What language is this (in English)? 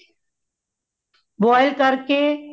Punjabi